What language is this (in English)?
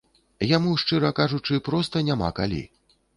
Belarusian